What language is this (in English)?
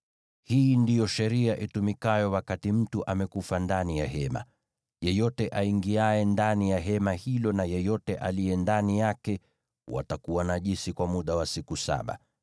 Swahili